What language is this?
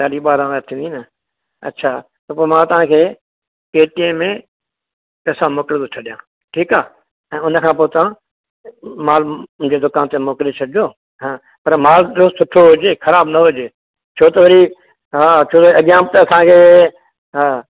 Sindhi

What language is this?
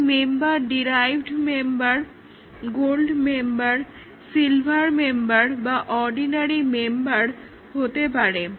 Bangla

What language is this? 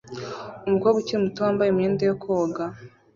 Kinyarwanda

